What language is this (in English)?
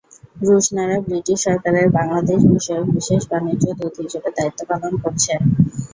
Bangla